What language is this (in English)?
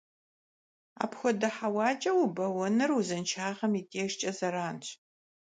Kabardian